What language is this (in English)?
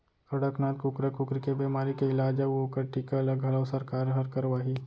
Chhattisgarhi